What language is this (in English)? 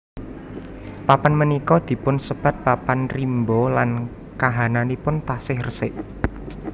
Javanese